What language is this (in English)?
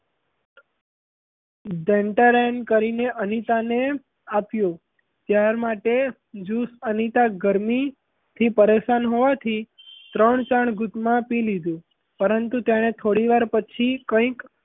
Gujarati